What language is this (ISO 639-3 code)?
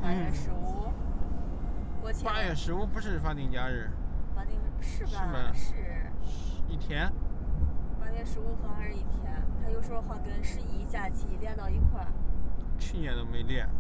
zho